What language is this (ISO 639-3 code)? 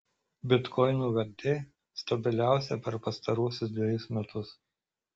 lit